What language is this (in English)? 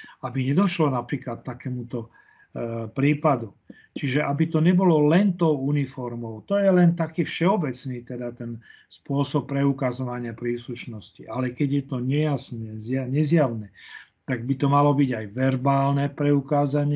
Slovak